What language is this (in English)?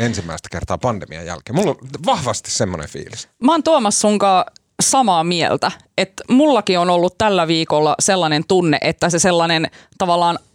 Finnish